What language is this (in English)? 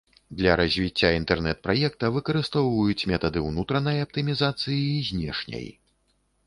Belarusian